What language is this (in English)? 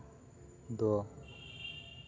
Santali